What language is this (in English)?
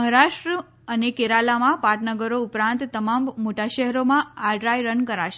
Gujarati